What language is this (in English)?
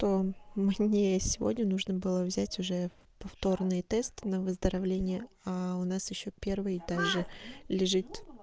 Russian